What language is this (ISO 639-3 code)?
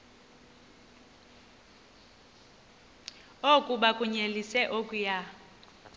xho